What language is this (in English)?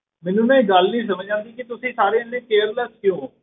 Punjabi